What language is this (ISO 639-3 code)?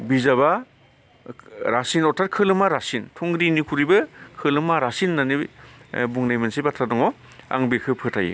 brx